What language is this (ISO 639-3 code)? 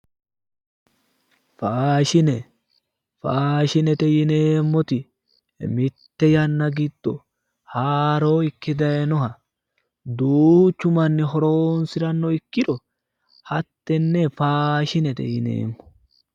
sid